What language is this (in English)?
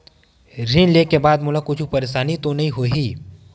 Chhattisgarhi